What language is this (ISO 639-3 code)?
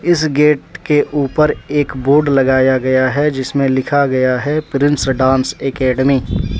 hin